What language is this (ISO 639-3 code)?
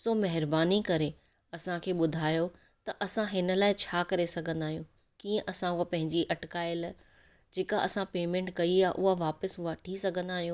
snd